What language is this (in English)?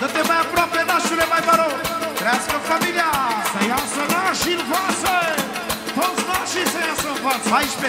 Romanian